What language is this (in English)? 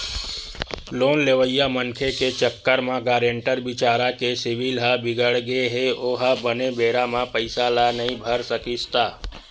Chhattisgarhi